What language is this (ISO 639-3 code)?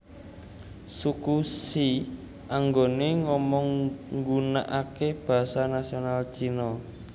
jav